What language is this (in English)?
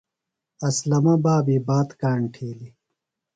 Phalura